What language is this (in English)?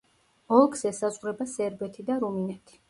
Georgian